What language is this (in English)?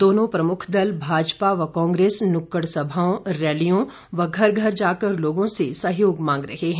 Hindi